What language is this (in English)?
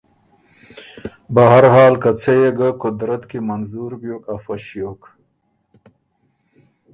Ormuri